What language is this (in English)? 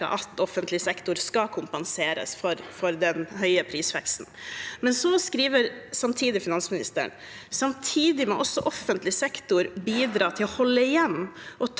Norwegian